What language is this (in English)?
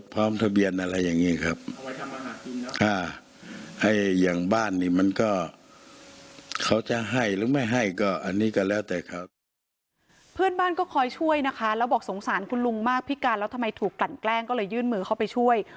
Thai